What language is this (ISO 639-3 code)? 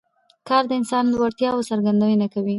pus